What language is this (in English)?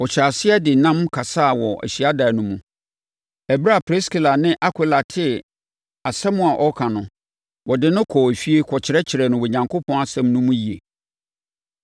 Akan